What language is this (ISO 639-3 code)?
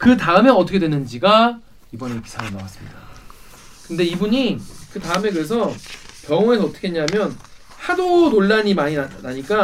kor